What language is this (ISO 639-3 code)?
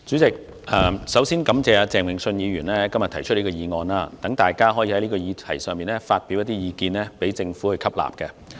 yue